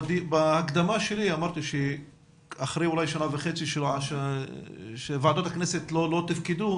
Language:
Hebrew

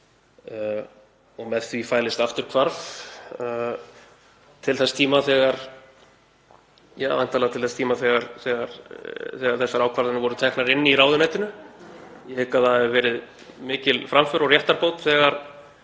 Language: Icelandic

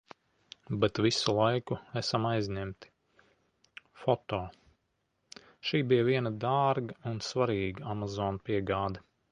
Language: Latvian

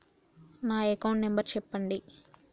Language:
Telugu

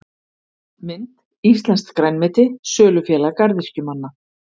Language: Icelandic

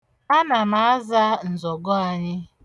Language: Igbo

